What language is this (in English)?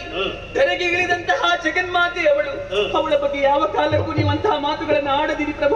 Arabic